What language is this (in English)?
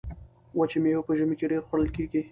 Pashto